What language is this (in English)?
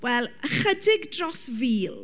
Welsh